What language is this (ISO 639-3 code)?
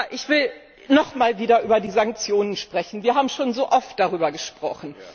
deu